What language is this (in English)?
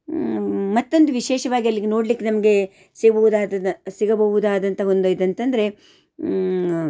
Kannada